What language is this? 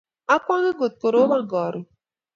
Kalenjin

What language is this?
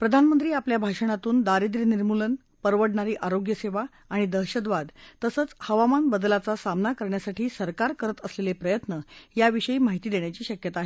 Marathi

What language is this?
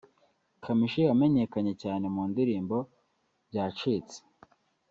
Kinyarwanda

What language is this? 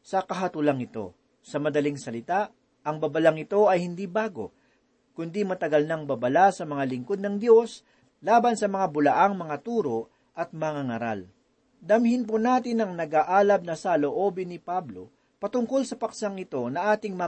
Filipino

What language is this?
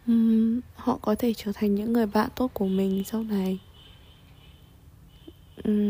Vietnamese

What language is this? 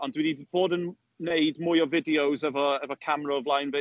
Welsh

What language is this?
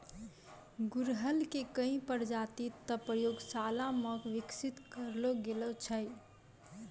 Maithili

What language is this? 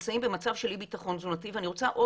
Hebrew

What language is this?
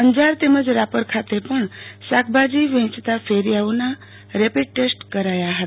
Gujarati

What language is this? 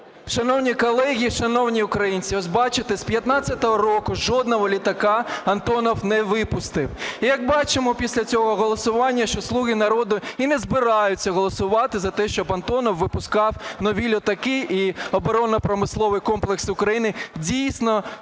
Ukrainian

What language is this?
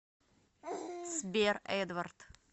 Russian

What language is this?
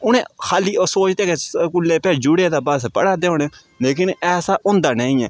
Dogri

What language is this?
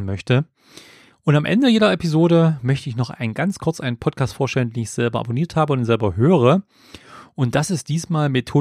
German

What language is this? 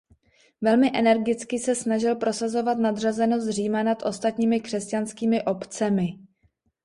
Czech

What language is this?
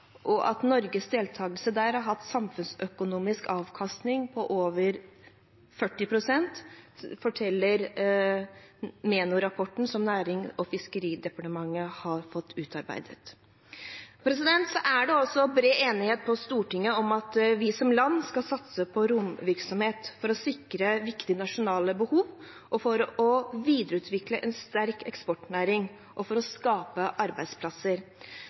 Norwegian Bokmål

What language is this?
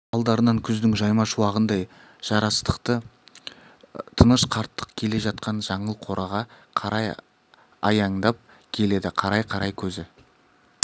Kazakh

